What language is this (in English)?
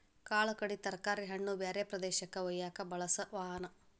Kannada